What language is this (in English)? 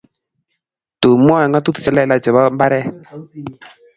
Kalenjin